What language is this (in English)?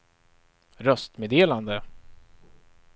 Swedish